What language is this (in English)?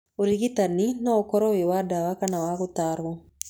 Kikuyu